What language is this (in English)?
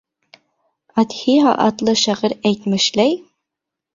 Bashkir